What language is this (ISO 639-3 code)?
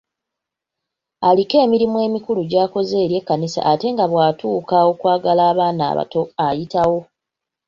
lug